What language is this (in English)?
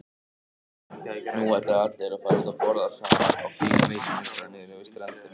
Icelandic